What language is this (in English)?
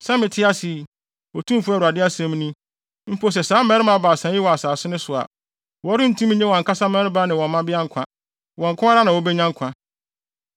Akan